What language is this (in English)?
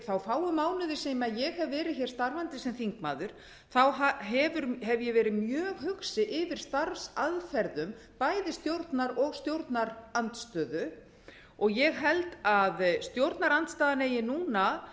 Icelandic